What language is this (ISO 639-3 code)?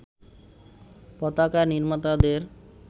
ben